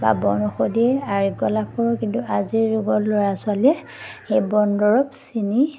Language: Assamese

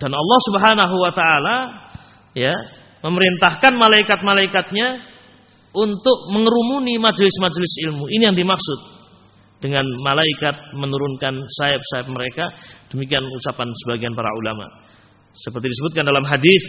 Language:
Indonesian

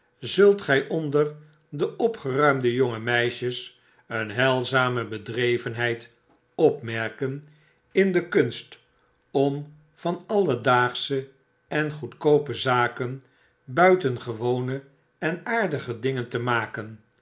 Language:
Dutch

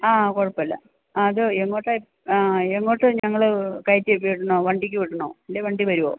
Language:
Malayalam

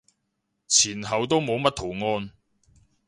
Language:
Cantonese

